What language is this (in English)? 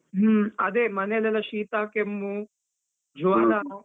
Kannada